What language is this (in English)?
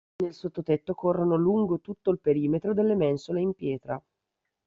Italian